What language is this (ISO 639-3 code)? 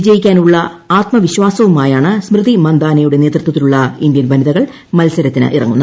mal